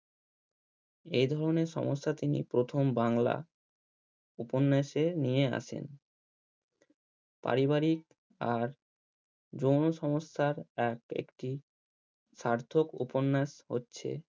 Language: Bangla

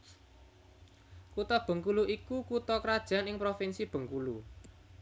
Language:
Javanese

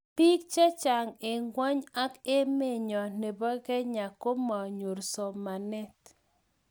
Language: Kalenjin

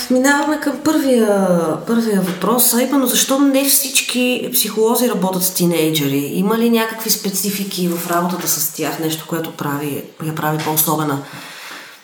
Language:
Bulgarian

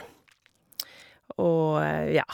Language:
Norwegian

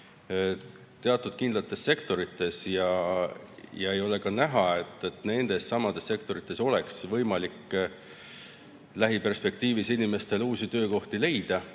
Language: Estonian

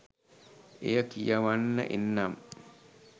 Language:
Sinhala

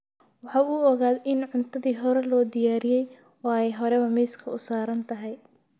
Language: Somali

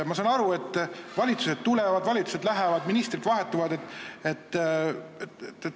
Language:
Estonian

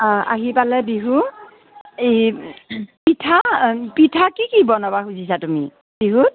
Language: Assamese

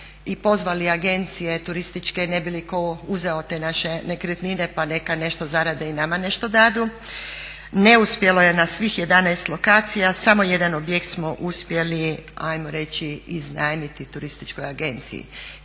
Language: Croatian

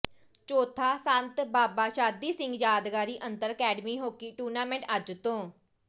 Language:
Punjabi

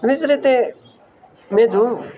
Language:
Gujarati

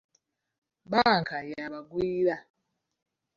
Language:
Ganda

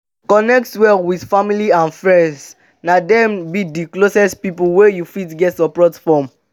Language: Nigerian Pidgin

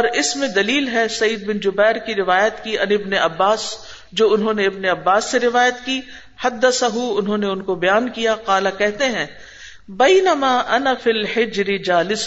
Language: Urdu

